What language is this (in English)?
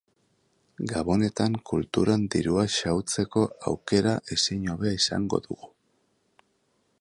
Basque